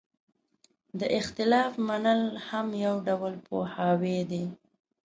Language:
Pashto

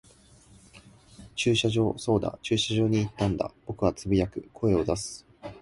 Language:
Japanese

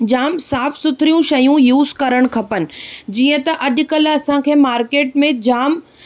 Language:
Sindhi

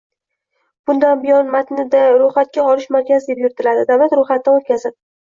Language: Uzbek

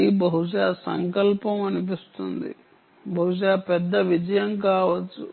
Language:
Telugu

